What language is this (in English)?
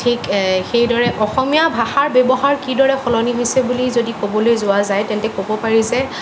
Assamese